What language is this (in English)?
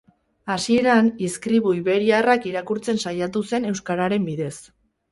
Basque